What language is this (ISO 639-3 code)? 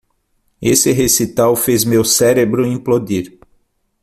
por